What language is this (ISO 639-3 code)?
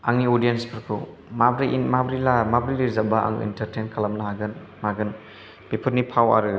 brx